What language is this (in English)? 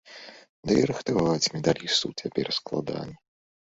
Belarusian